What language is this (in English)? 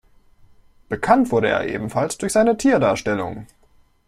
German